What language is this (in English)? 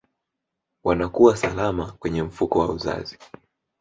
Swahili